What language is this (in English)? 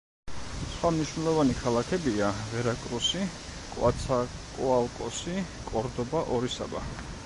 Georgian